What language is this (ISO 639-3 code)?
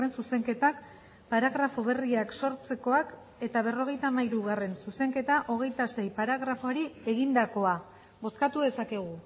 eus